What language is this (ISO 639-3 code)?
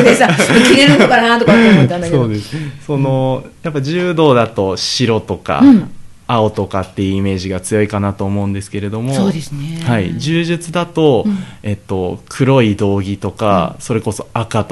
jpn